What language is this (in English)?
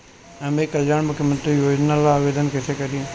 Bhojpuri